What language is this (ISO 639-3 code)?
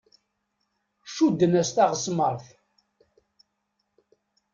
kab